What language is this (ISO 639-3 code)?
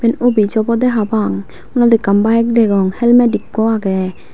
ccp